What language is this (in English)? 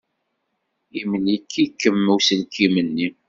Kabyle